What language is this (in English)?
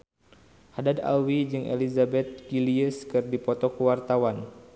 Sundanese